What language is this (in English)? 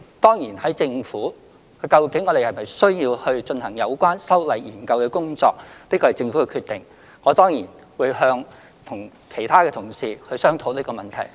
Cantonese